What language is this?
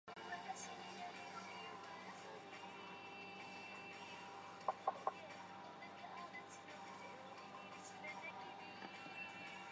Chinese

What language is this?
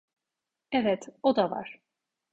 Turkish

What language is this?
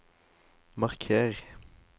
Norwegian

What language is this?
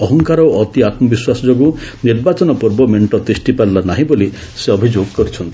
Odia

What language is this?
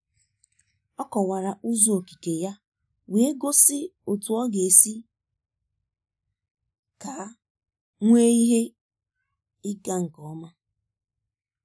Igbo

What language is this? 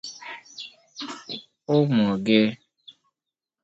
Igbo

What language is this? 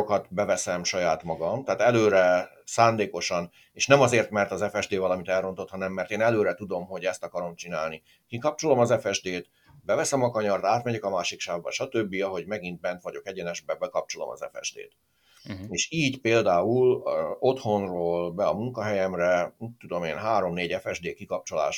Hungarian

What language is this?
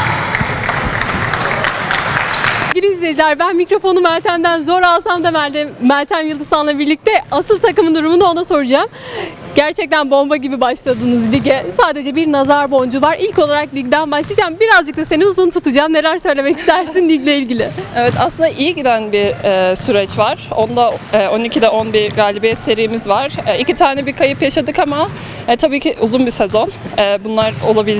Turkish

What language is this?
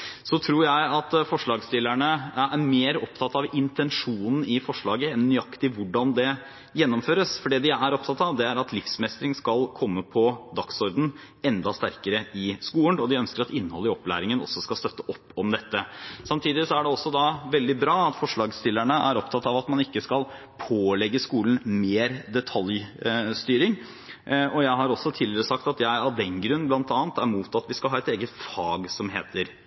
Norwegian Bokmål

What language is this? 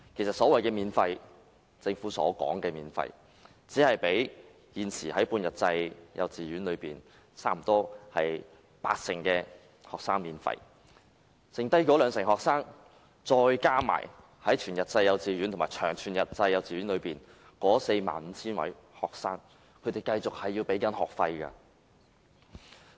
Cantonese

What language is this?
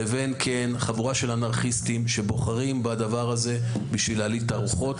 Hebrew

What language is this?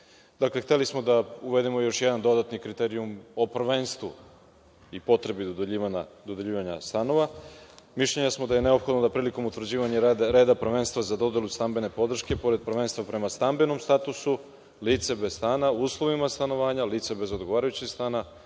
Serbian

